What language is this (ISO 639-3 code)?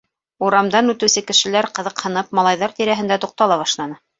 bak